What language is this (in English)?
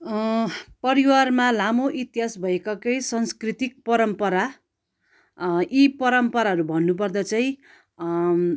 Nepali